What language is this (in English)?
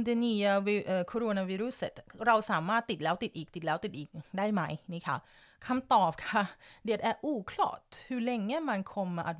Thai